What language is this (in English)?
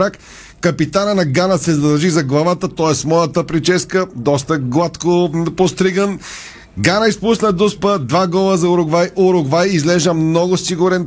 Bulgarian